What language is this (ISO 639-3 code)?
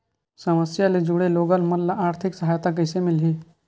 hne